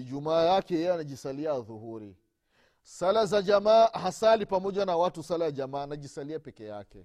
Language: Swahili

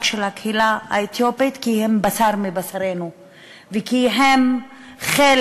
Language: Hebrew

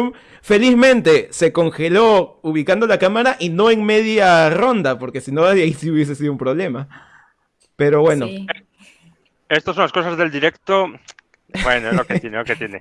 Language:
Spanish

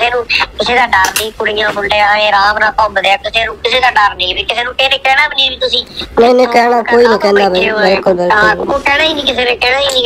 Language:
Punjabi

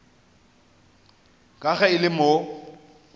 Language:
Northern Sotho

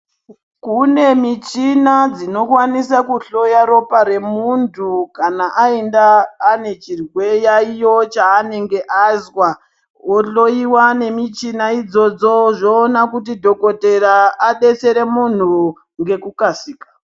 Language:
Ndau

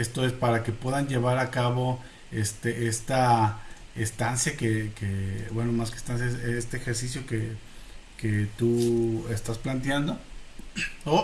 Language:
Spanish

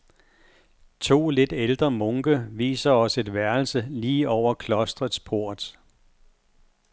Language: Danish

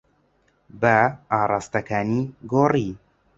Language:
Central Kurdish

